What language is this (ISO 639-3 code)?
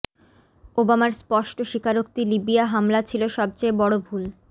ben